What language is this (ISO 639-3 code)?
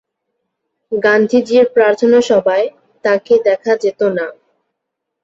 ben